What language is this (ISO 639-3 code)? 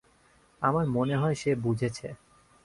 ben